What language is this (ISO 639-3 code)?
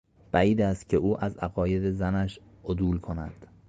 fas